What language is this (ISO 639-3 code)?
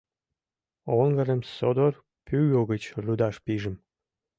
chm